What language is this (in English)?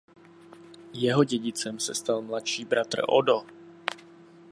Czech